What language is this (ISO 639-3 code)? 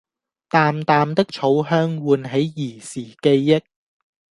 yue